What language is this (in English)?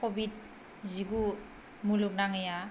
Bodo